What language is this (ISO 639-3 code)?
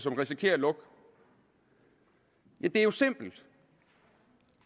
dan